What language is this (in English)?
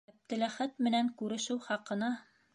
Bashkir